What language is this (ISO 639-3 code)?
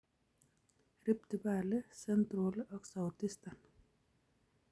kln